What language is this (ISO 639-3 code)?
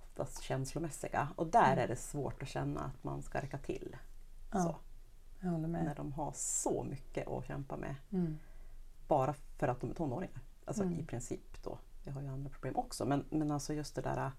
swe